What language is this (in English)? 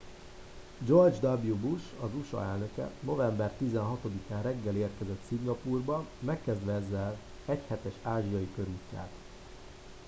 Hungarian